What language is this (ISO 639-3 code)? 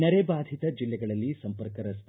kan